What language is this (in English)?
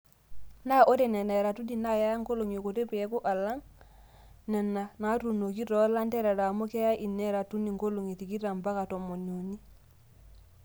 Masai